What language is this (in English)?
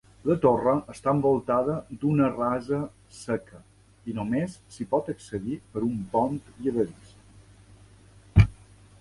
Catalan